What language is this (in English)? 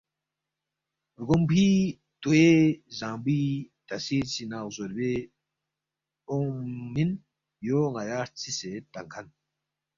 Balti